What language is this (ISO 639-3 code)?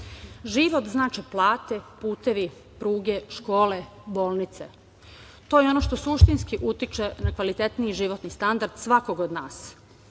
srp